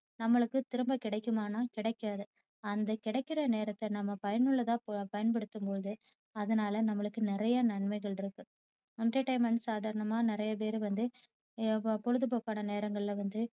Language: Tamil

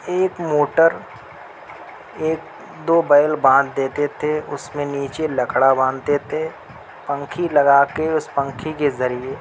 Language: Urdu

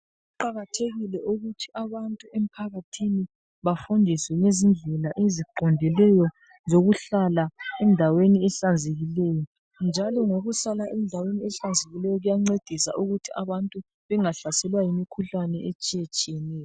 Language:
North Ndebele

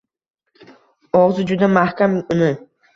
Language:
Uzbek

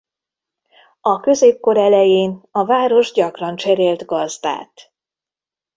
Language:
Hungarian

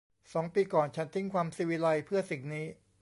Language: Thai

